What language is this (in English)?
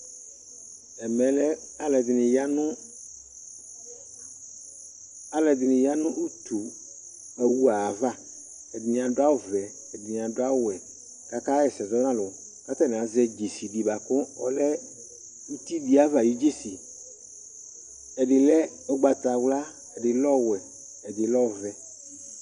Ikposo